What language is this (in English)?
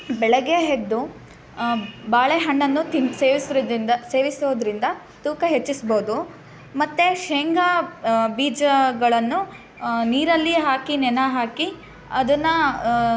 Kannada